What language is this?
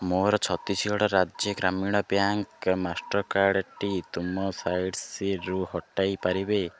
Odia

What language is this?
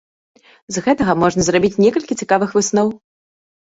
Belarusian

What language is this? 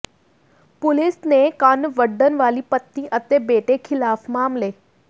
Punjabi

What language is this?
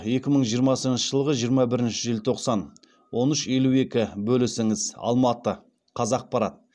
Kazakh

